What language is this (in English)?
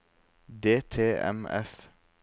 Norwegian